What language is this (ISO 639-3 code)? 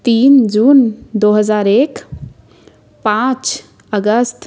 hin